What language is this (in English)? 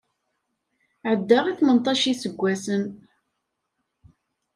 Kabyle